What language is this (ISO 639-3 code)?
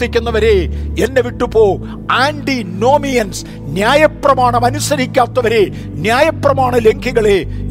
mal